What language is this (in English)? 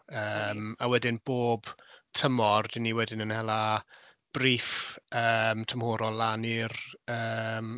Welsh